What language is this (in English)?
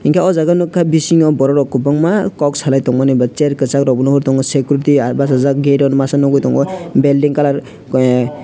Kok Borok